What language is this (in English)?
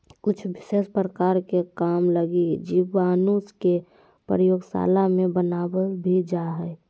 Magahi